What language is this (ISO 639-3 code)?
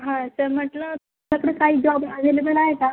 mar